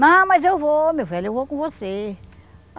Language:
Portuguese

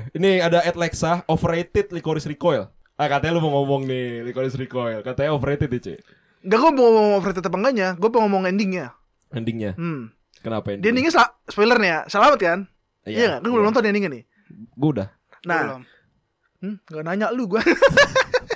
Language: Indonesian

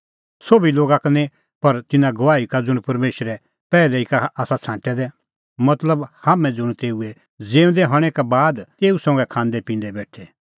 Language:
Kullu Pahari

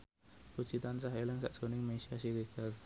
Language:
Javanese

